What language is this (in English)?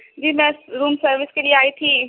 Urdu